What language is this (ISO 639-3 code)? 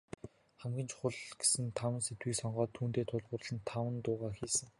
mon